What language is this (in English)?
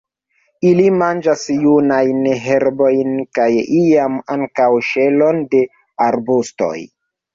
Esperanto